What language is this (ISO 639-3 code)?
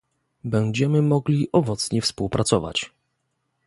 pol